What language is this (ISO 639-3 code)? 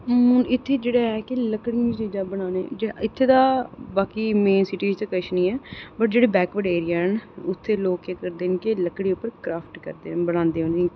doi